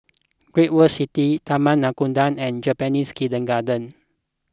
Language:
English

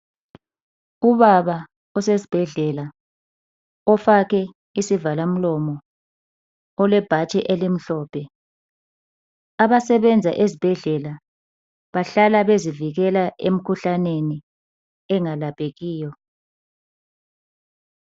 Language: North Ndebele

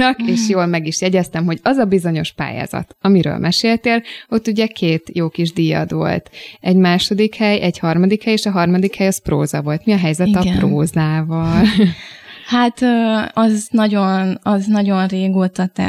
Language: Hungarian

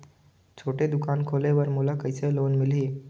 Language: Chhattisgarhi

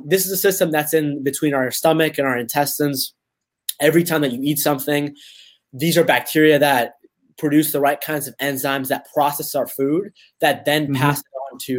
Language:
English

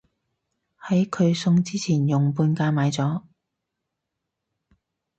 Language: Cantonese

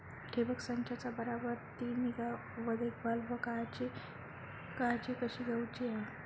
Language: Marathi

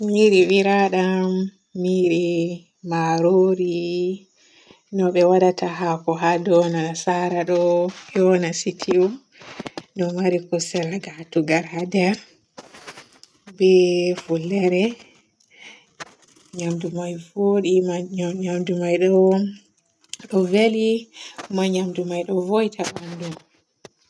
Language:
Borgu Fulfulde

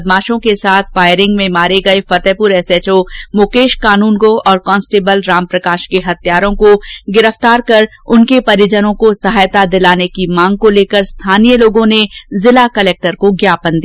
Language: Hindi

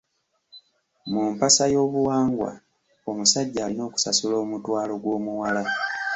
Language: Ganda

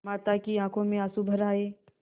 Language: Hindi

